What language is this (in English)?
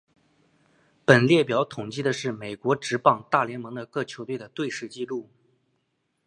Chinese